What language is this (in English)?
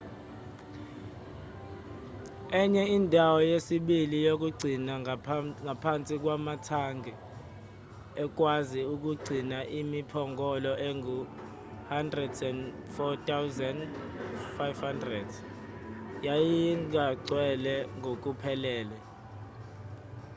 Zulu